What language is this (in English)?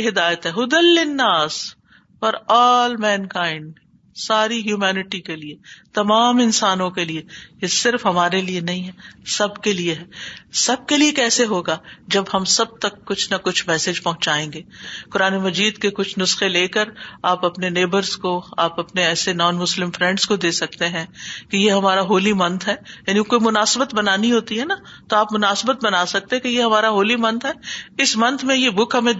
Urdu